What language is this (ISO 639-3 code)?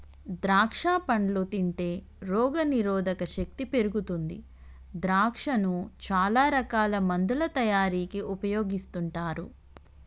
tel